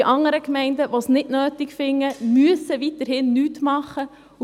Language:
Swiss German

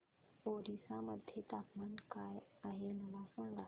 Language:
Marathi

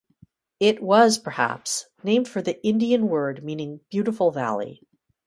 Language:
English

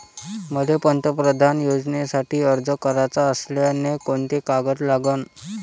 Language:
Marathi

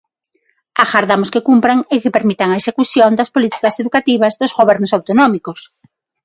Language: Galician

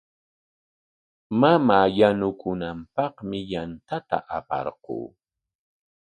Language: Corongo Ancash Quechua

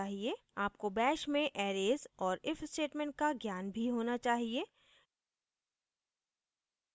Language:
Hindi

